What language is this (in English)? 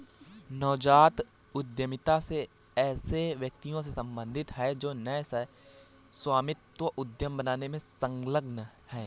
Hindi